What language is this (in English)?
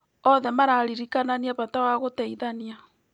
Kikuyu